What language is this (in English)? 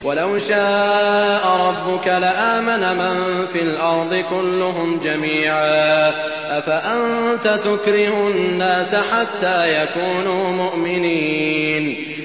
Arabic